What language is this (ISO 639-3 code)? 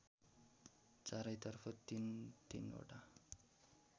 nep